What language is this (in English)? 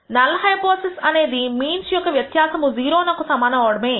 Telugu